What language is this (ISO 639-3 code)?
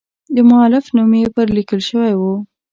pus